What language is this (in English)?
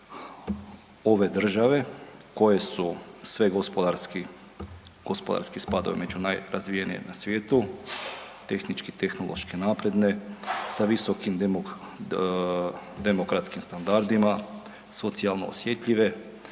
Croatian